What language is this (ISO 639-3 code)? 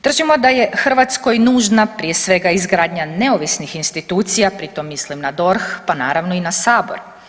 hrv